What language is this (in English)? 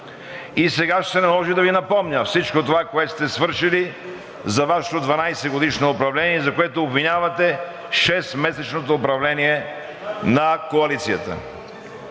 Bulgarian